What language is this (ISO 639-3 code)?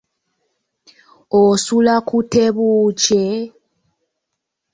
lug